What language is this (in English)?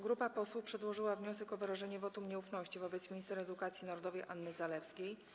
Polish